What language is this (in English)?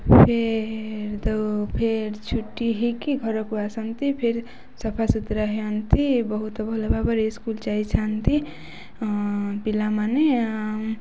Odia